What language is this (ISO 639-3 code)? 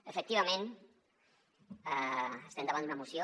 cat